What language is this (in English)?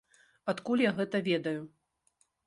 Belarusian